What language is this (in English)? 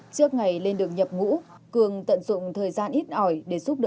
Vietnamese